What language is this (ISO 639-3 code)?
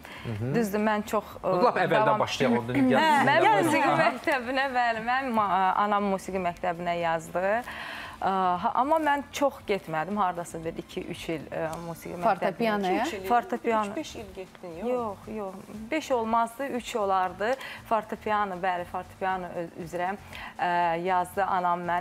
tur